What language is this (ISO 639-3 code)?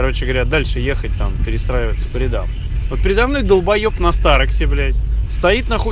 rus